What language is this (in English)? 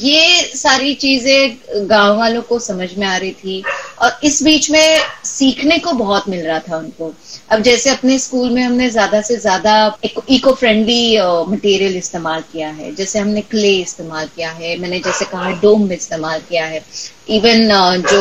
English